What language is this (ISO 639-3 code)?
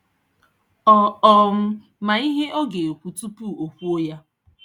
ibo